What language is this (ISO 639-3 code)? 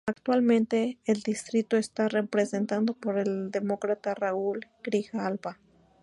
spa